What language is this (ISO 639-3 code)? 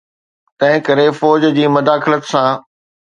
snd